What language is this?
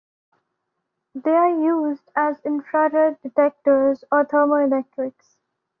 English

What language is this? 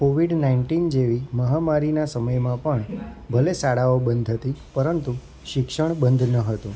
Gujarati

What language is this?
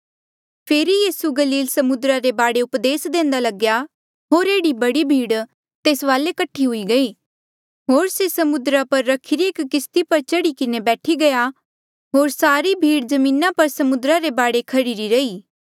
Mandeali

